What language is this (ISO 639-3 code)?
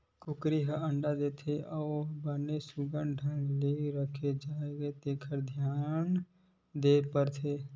hne